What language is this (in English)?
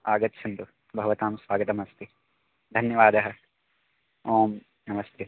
Sanskrit